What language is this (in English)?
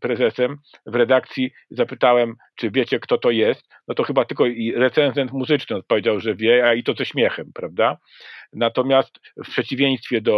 Polish